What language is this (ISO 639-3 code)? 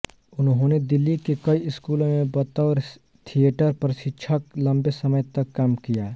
hin